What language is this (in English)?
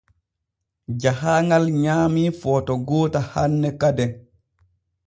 Borgu Fulfulde